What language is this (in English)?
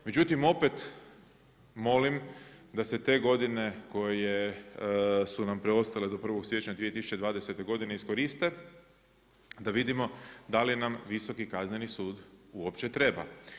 Croatian